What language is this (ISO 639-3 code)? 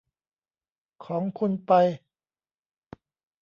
tha